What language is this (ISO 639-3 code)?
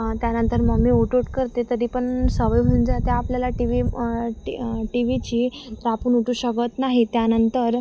mar